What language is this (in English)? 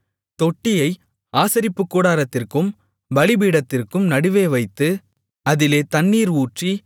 Tamil